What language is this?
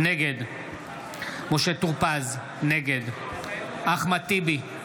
Hebrew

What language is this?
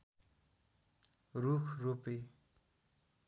Nepali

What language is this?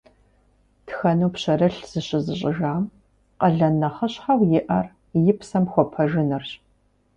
Kabardian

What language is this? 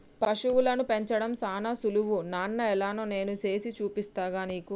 Telugu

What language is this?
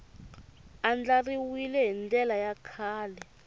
Tsonga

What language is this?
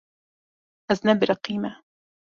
Kurdish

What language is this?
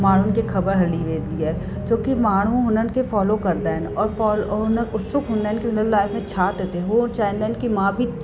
Sindhi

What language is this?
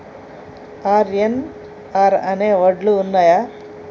Telugu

